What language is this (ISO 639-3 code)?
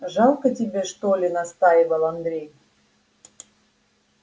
rus